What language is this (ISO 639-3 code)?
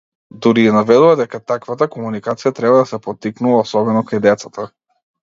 mkd